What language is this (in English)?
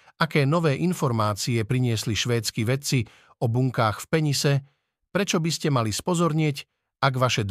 Slovak